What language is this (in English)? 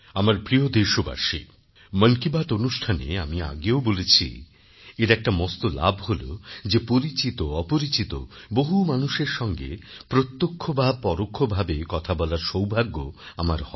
Bangla